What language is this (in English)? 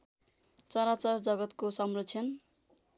Nepali